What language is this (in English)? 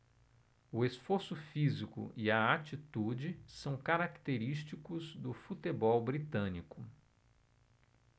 Portuguese